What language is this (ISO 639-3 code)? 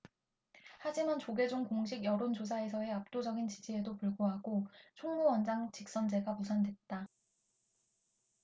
kor